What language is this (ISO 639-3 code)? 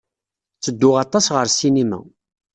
kab